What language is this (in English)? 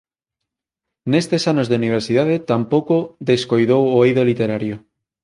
Galician